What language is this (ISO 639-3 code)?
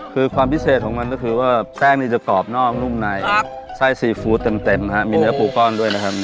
tha